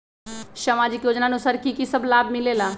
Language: Magahi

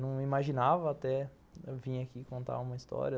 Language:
Portuguese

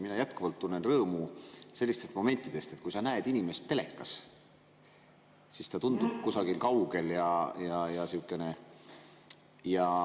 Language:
Estonian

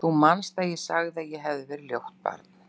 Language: Icelandic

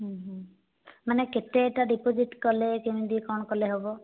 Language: Odia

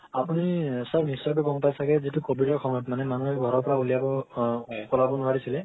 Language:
Assamese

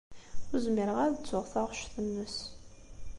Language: Kabyle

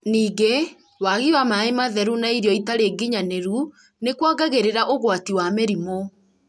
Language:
Kikuyu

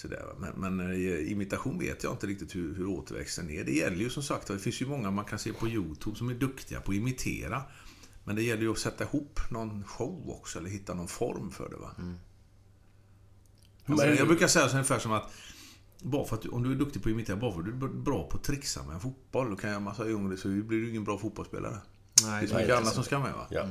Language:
Swedish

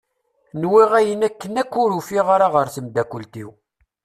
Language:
Kabyle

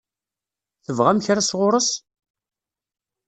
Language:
Kabyle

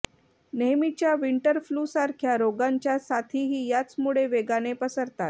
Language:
Marathi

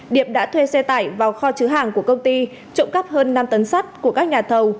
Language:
Vietnamese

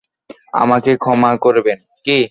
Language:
Bangla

